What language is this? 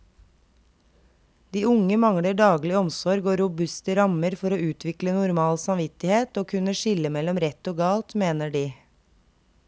Norwegian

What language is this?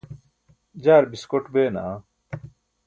Burushaski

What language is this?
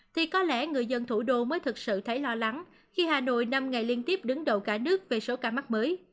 Vietnamese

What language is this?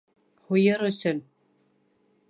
Bashkir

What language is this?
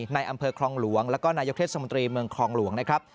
Thai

